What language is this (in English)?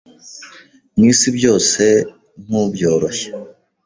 Kinyarwanda